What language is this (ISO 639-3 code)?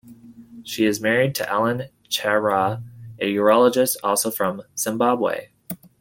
eng